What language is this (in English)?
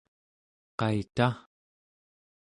Central Yupik